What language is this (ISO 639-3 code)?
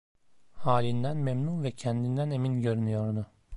tur